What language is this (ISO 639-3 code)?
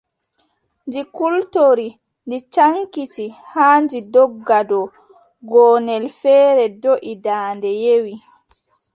fub